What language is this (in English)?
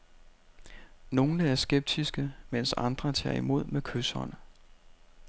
Danish